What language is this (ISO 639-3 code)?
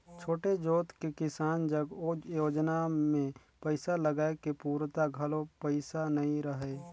hne